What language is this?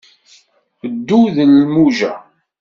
Kabyle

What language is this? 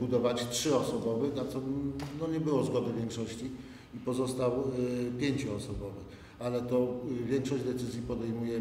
Polish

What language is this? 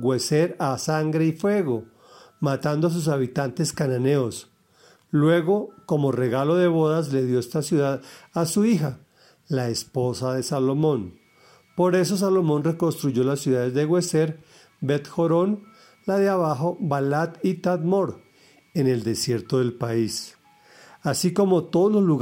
Spanish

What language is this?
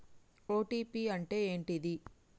Telugu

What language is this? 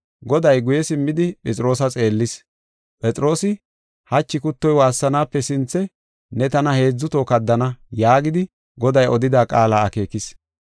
Gofa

